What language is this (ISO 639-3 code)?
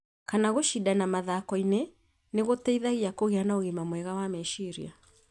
kik